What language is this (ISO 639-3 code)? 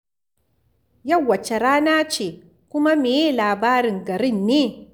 hau